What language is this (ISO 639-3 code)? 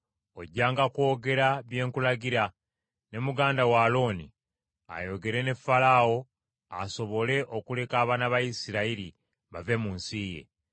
lug